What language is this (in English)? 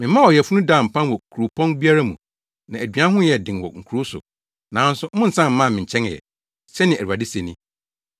Akan